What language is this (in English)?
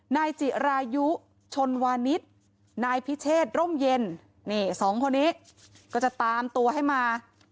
Thai